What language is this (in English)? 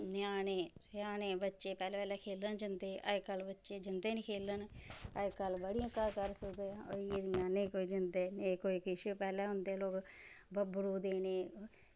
Dogri